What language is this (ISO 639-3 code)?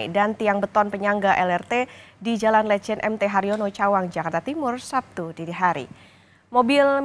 ind